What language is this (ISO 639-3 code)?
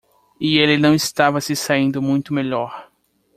por